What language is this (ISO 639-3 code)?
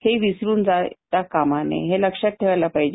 mar